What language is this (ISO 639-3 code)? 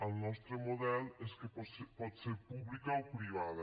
cat